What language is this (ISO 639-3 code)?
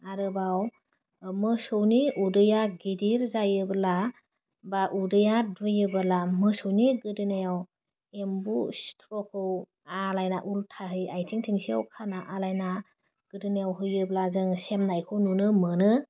brx